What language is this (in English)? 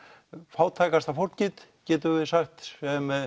Icelandic